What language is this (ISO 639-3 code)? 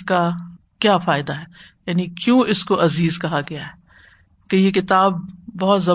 urd